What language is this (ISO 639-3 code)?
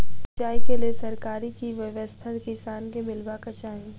mai